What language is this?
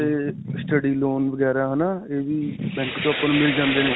Punjabi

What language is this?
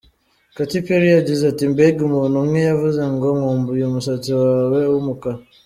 Kinyarwanda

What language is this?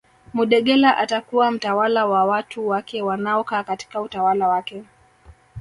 Swahili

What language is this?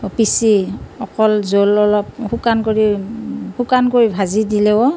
Assamese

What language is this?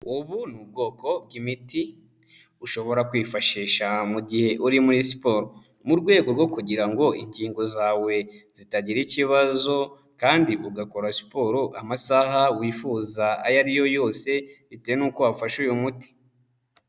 Kinyarwanda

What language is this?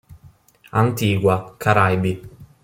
Italian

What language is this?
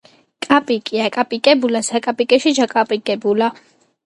Georgian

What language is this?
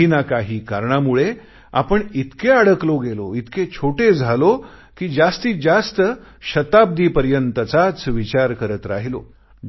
Marathi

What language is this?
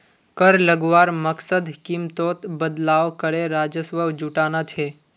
Magahi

